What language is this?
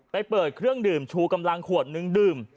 Thai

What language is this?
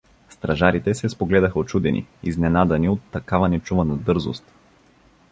Bulgarian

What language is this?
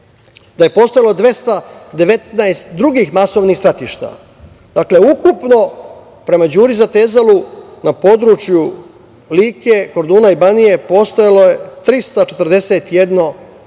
Serbian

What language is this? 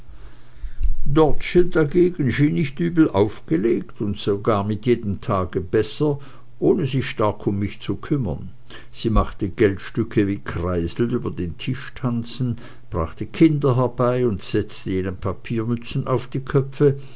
German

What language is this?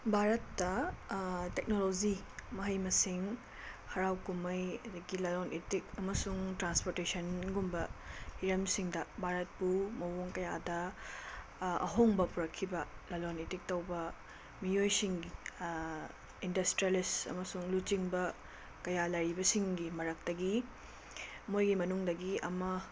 Manipuri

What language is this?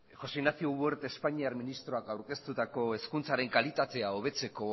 Basque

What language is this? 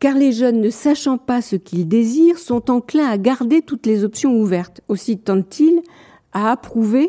French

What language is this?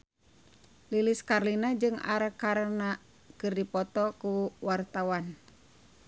Sundanese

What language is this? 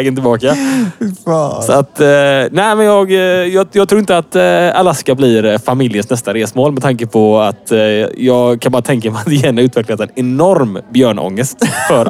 Swedish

